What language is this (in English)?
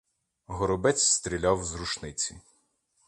Ukrainian